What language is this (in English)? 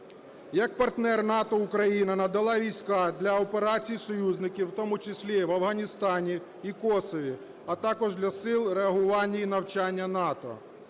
Ukrainian